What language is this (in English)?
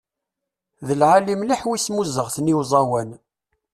Kabyle